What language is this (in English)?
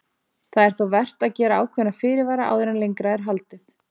Icelandic